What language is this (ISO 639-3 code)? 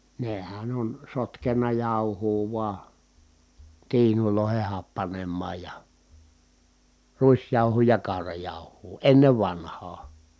fin